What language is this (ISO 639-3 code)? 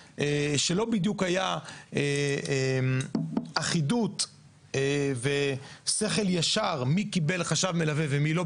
heb